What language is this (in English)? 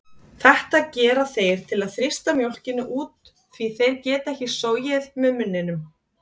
Icelandic